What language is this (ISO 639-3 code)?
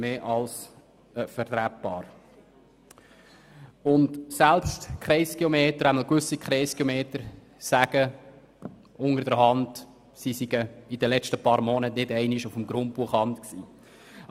gsw